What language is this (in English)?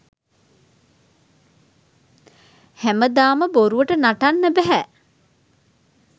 Sinhala